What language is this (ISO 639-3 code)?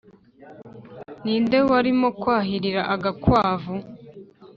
kin